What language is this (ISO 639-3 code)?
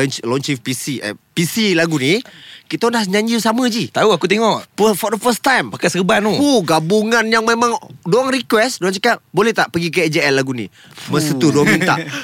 msa